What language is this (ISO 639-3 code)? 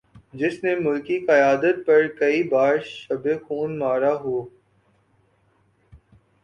urd